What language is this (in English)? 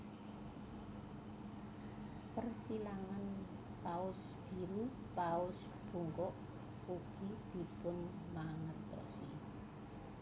Javanese